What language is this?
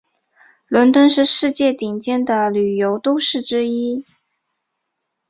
Chinese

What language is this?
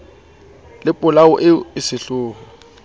Southern Sotho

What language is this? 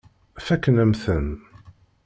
Kabyle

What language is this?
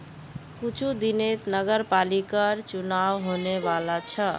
Magahi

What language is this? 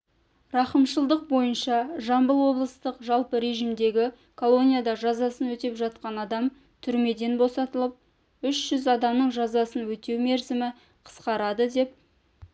Kazakh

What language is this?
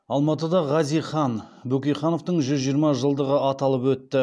Kazakh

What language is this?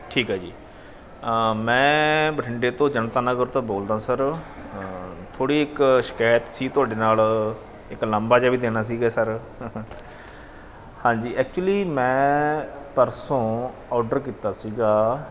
Punjabi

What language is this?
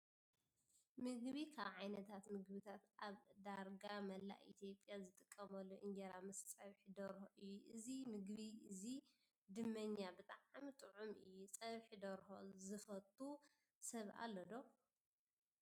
Tigrinya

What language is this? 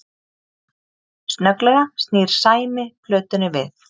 Icelandic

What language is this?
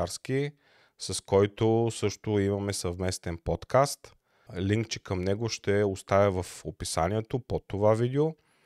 Bulgarian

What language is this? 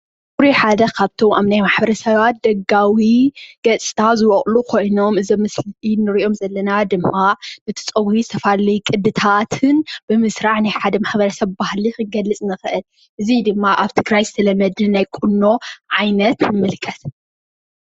Tigrinya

